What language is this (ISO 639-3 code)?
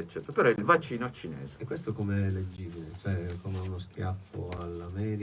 ita